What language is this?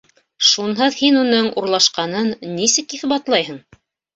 Bashkir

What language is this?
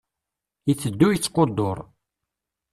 Kabyle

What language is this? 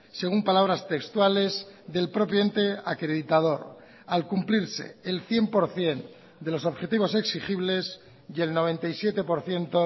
Spanish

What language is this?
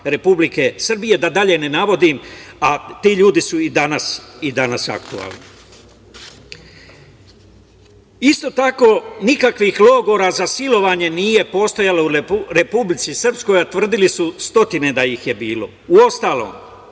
Serbian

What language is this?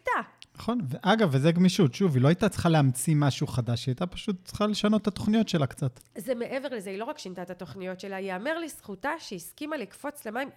Hebrew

